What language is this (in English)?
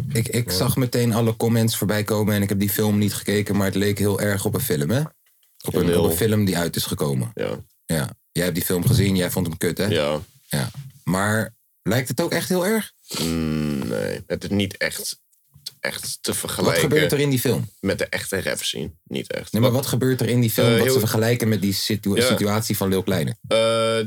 Dutch